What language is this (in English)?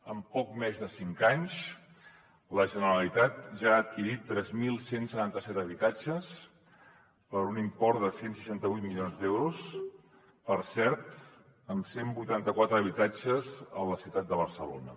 Catalan